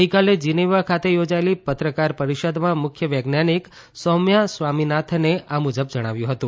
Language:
Gujarati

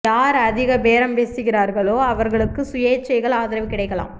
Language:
Tamil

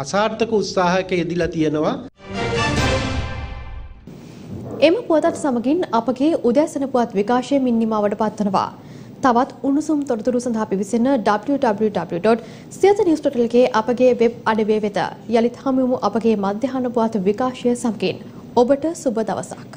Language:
Hindi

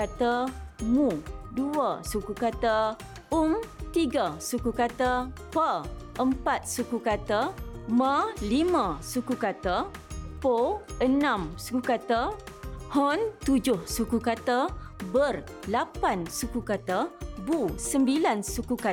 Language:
Malay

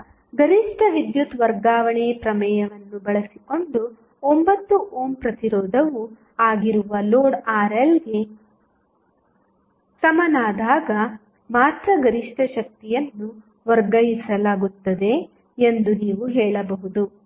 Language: Kannada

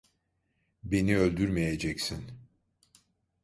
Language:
Turkish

